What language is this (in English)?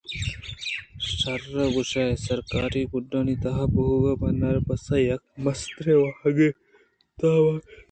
Eastern Balochi